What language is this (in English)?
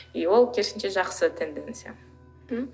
Kazakh